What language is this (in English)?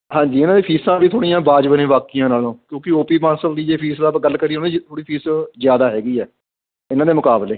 Punjabi